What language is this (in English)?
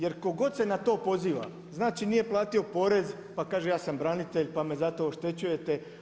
Croatian